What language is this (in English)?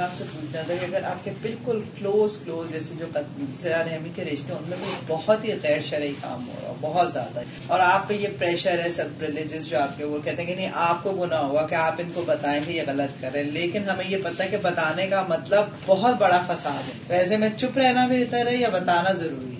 Urdu